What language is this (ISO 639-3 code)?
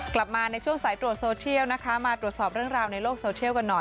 tha